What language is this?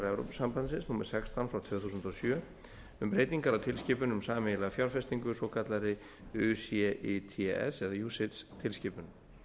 Icelandic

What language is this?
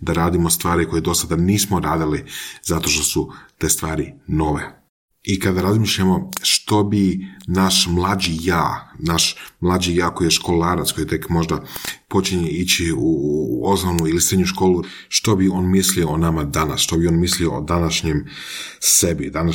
Croatian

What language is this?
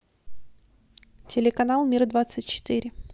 Russian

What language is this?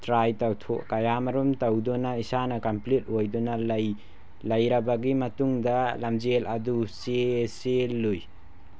Manipuri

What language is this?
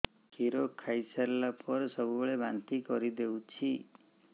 Odia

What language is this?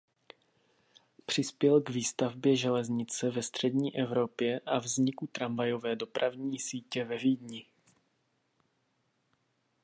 Czech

